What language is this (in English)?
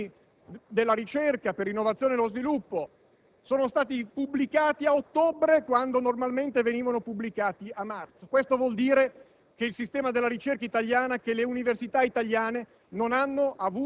Italian